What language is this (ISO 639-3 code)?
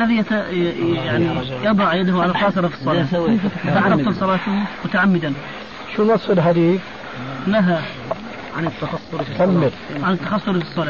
ara